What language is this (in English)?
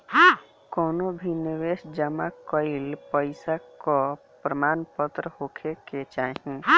Bhojpuri